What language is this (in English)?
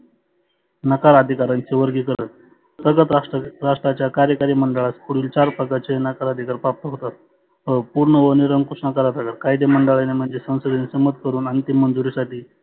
Marathi